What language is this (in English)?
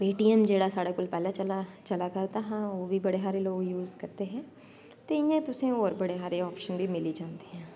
Dogri